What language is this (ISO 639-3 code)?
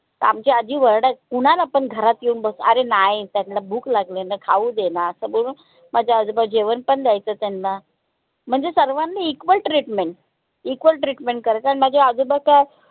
mar